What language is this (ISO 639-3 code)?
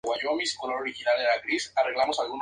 spa